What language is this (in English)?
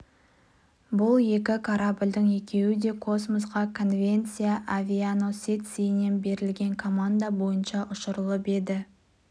Kazakh